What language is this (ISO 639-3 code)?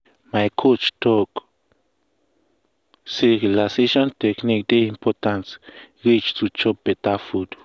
pcm